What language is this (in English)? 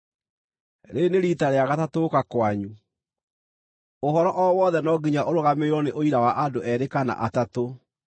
Kikuyu